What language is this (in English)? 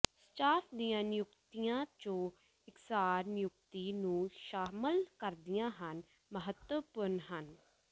Punjabi